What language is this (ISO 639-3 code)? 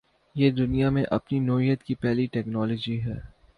urd